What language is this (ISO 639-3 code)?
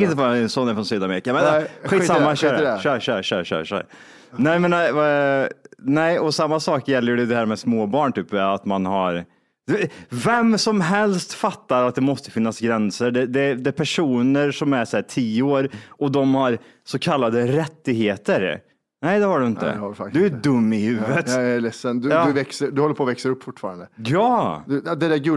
swe